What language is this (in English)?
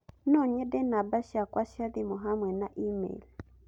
Kikuyu